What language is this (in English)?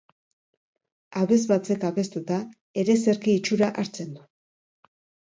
Basque